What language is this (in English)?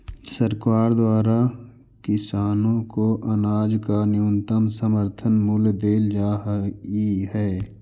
Magahi